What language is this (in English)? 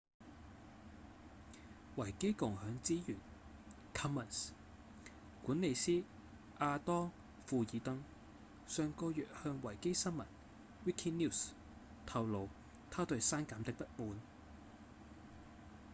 Cantonese